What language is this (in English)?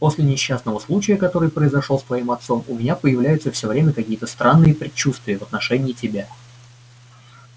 Russian